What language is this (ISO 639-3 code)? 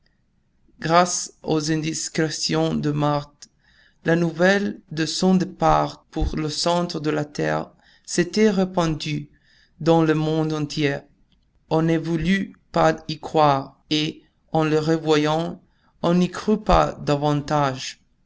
fra